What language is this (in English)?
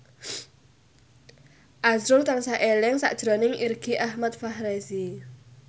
Javanese